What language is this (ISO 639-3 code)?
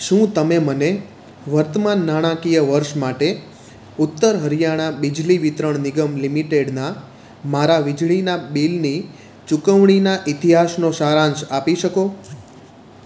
guj